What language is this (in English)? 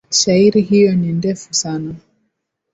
Swahili